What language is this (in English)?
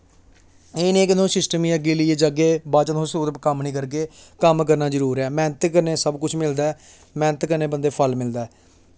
Dogri